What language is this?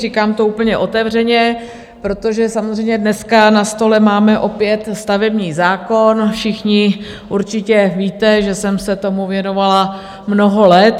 Czech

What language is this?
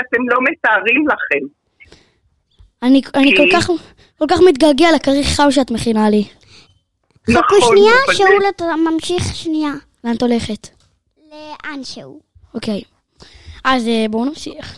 Hebrew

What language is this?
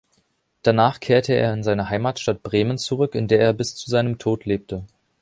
German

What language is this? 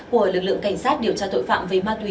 Vietnamese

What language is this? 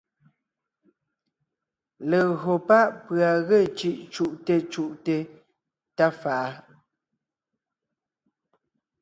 Ngiemboon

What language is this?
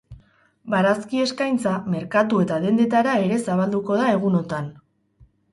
Basque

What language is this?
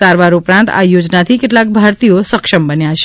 Gujarati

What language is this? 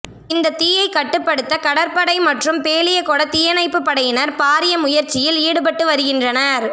Tamil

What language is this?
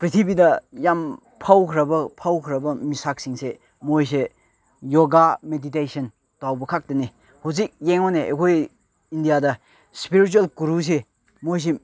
Manipuri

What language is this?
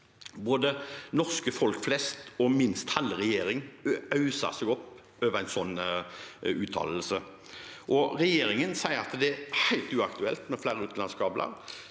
Norwegian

